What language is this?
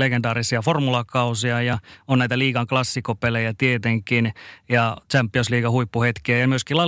Finnish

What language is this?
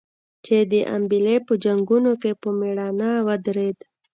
Pashto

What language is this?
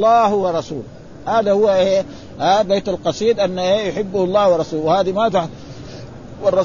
Arabic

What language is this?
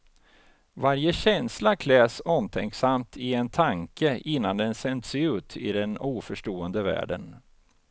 Swedish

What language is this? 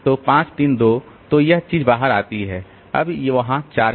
Hindi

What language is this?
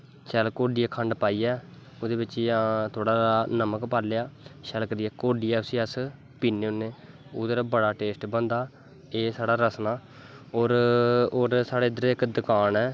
Dogri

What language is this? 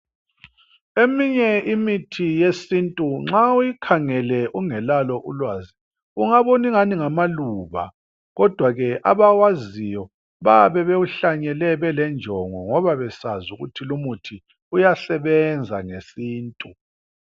North Ndebele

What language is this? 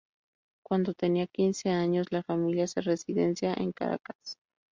Spanish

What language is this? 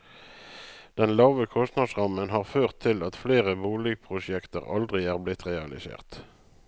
Norwegian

